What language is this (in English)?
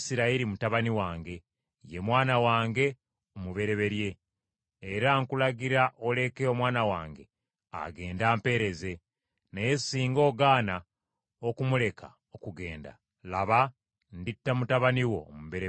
Ganda